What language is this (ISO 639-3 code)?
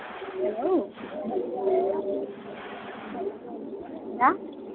doi